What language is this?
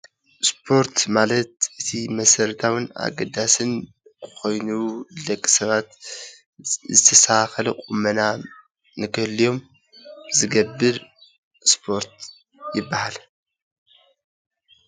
Tigrinya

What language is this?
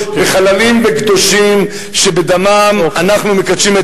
Hebrew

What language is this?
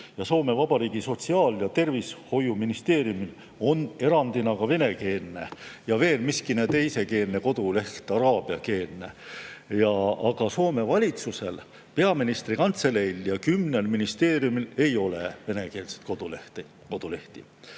Estonian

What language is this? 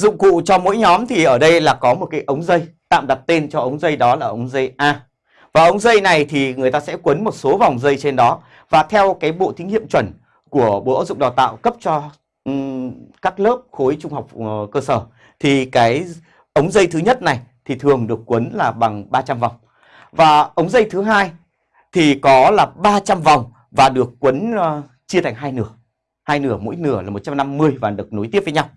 Vietnamese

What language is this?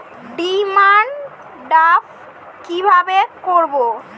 Bangla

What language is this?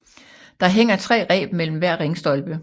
Danish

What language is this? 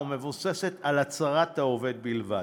Hebrew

